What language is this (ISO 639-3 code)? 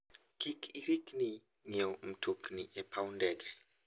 luo